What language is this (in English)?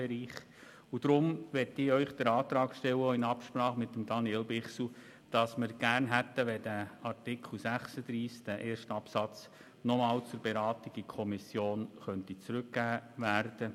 Swiss German